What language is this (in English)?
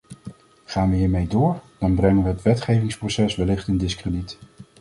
Dutch